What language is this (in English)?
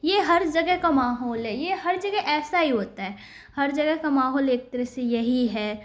Urdu